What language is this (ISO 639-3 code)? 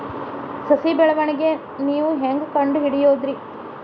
kan